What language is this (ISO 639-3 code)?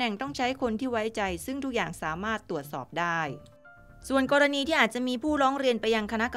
tha